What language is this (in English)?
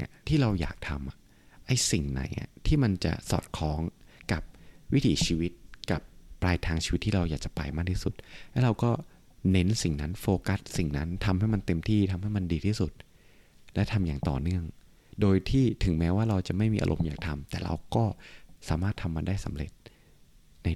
Thai